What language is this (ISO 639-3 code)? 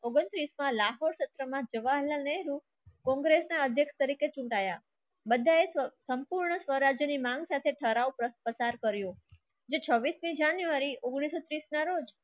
guj